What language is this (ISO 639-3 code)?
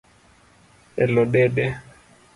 luo